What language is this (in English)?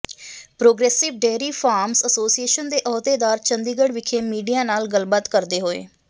Punjabi